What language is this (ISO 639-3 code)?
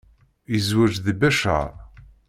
kab